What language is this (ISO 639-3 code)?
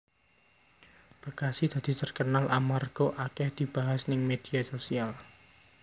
jav